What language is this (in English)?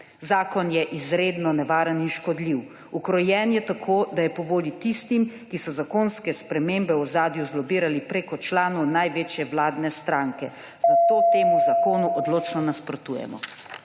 Slovenian